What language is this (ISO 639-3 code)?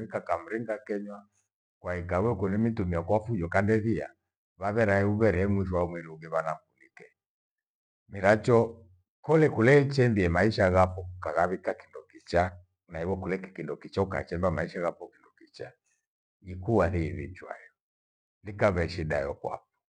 gwe